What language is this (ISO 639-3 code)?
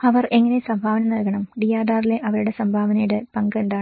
mal